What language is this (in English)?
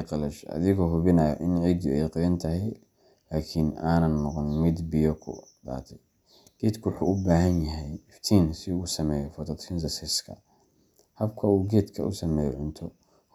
Somali